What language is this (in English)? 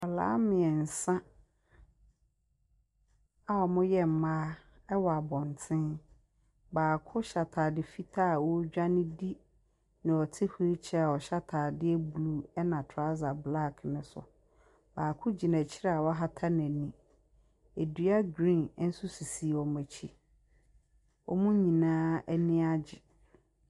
Akan